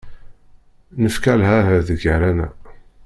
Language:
Kabyle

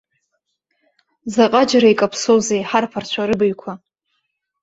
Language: Abkhazian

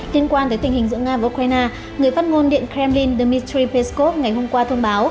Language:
Vietnamese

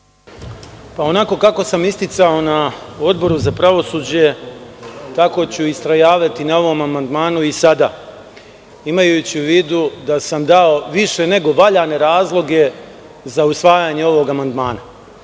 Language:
Serbian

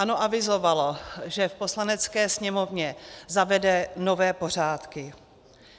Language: Czech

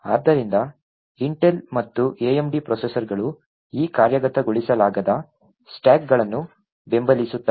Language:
Kannada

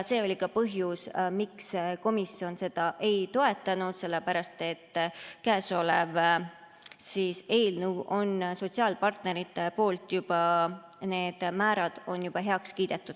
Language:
Estonian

